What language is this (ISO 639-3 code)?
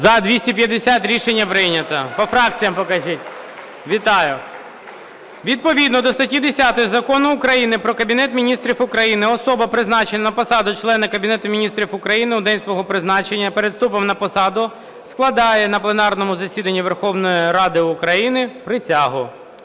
ukr